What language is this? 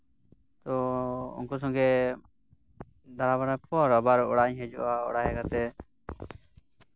Santali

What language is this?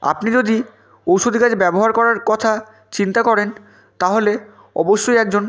Bangla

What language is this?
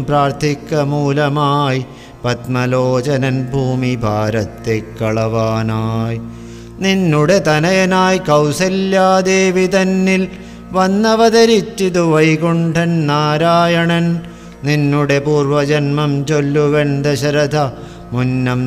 Malayalam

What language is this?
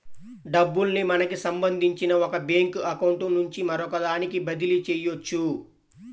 Telugu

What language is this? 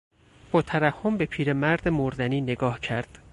Persian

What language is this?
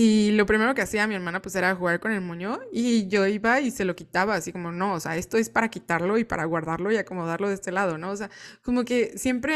Spanish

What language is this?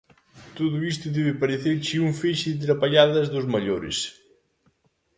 Galician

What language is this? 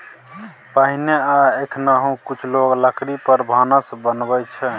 Maithili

